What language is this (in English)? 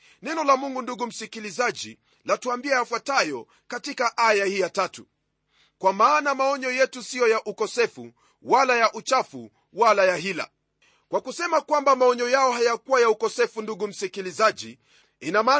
Swahili